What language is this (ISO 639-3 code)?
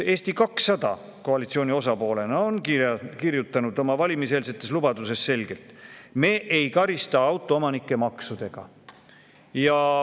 est